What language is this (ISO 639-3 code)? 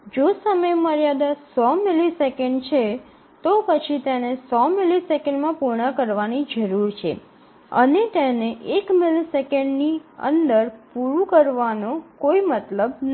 guj